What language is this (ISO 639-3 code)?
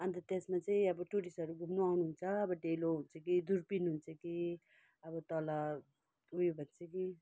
nep